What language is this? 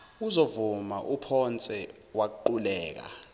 Zulu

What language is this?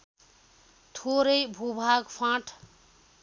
Nepali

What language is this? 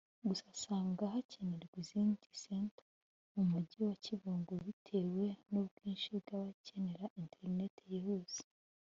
Kinyarwanda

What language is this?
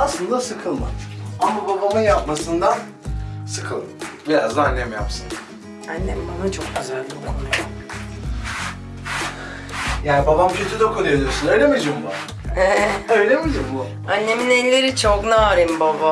Turkish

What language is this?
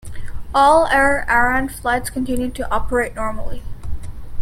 English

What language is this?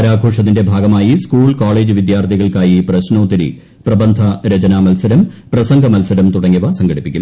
Malayalam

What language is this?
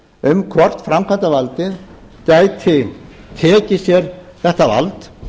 Icelandic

